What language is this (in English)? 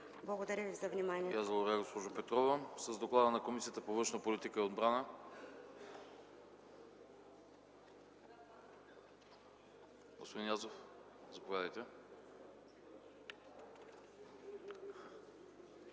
Bulgarian